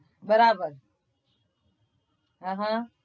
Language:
Gujarati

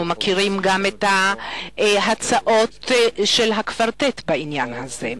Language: Hebrew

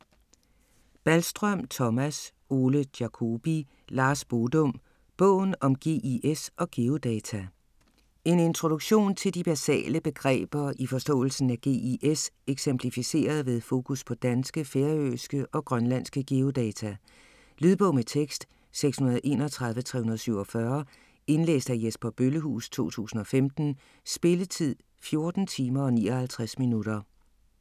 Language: Danish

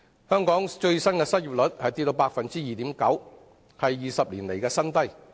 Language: Cantonese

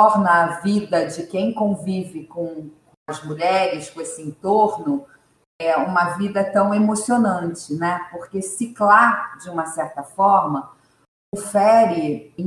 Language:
Portuguese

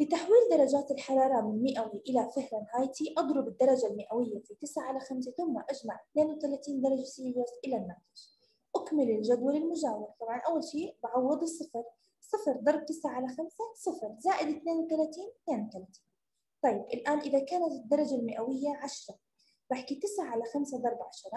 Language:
Arabic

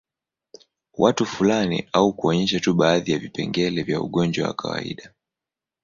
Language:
Swahili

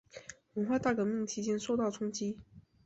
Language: Chinese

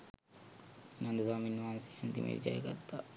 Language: Sinhala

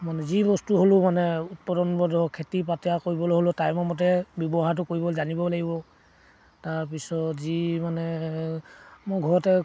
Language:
Assamese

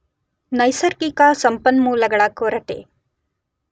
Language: Kannada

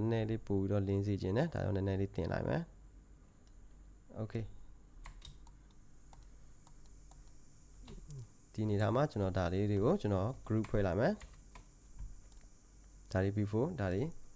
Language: Korean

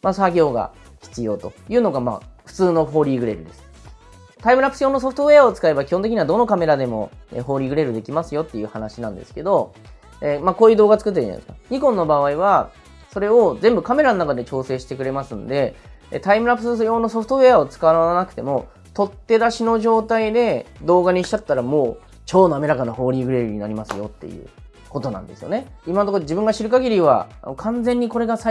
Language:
Japanese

